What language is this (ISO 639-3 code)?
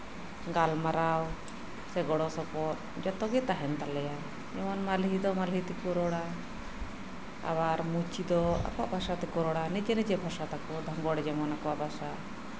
sat